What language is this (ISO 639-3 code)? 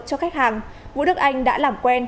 vie